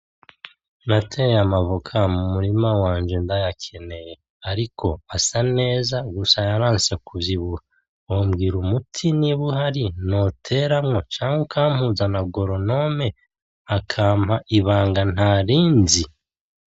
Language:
Rundi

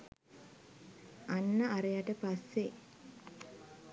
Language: Sinhala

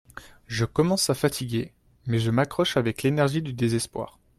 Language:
French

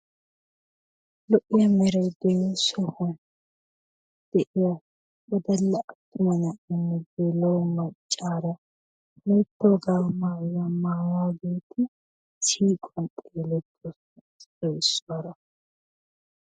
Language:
Wolaytta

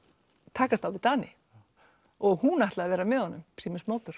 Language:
Icelandic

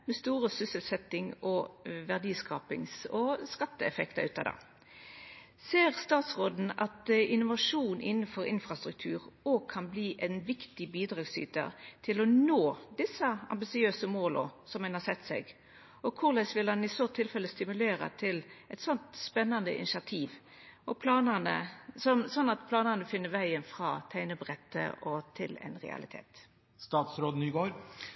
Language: Norwegian Nynorsk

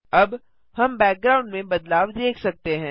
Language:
Hindi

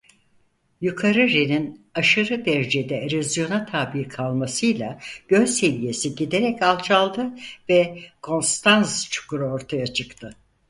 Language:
Turkish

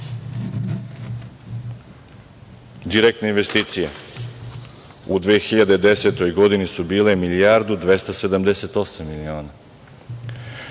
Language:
Serbian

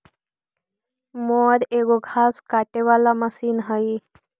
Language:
Magahi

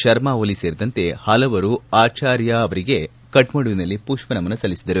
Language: Kannada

